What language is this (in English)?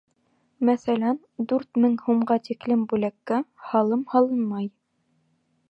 Bashkir